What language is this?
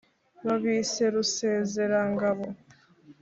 Kinyarwanda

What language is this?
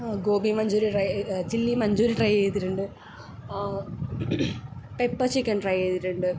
Malayalam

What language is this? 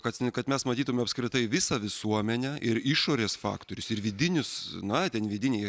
Lithuanian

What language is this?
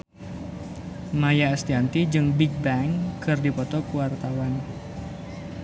Sundanese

